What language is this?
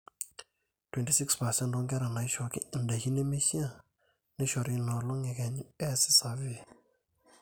Masai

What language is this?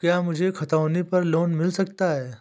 Hindi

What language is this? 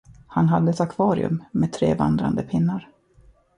Swedish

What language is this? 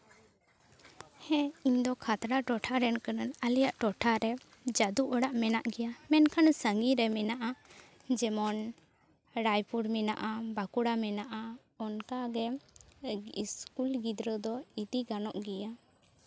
Santali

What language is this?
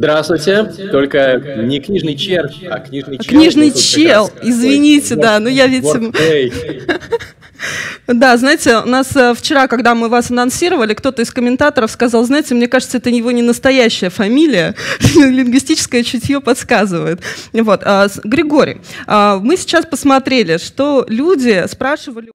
Russian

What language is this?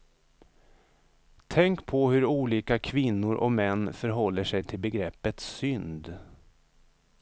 Swedish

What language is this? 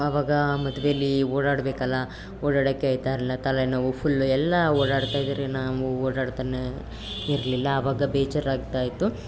Kannada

